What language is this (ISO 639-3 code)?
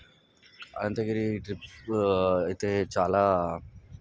tel